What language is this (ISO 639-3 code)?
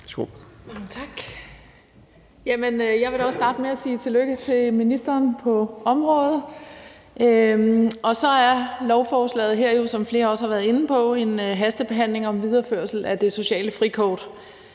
dan